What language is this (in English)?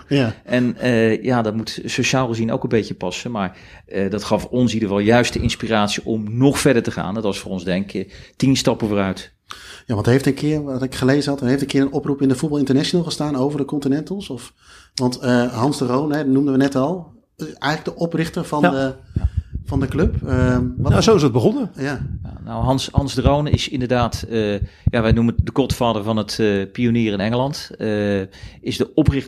Dutch